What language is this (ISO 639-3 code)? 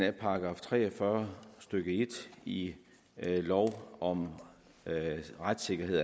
dan